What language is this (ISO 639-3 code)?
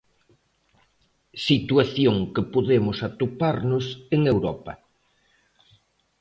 glg